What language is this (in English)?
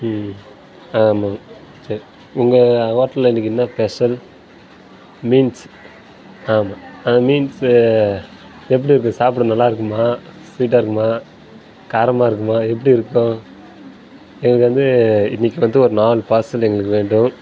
Tamil